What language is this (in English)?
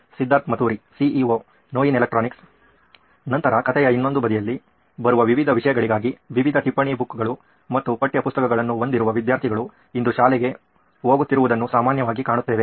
Kannada